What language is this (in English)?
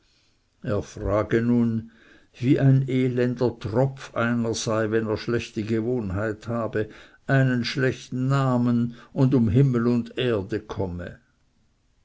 German